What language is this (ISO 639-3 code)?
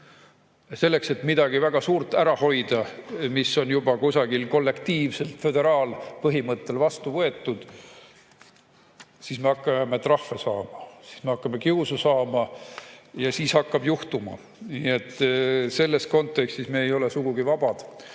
est